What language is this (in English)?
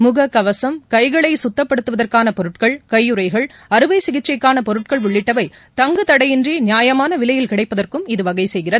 Tamil